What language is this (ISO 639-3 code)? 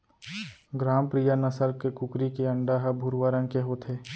hne